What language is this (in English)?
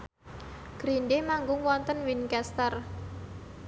Javanese